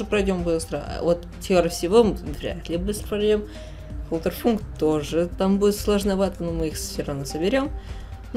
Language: Russian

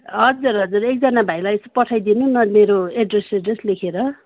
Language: Nepali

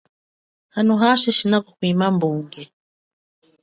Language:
Chokwe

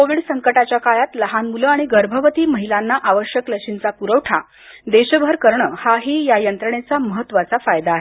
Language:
Marathi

